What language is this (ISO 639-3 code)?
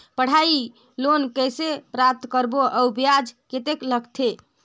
hne